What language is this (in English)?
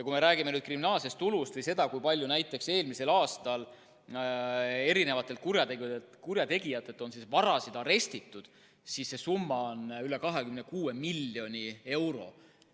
Estonian